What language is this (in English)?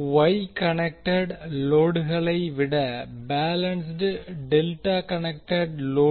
Tamil